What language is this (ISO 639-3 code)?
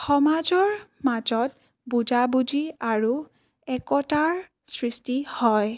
asm